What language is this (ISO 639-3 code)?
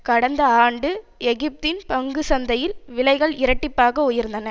tam